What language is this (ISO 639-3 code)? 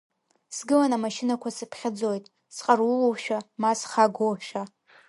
abk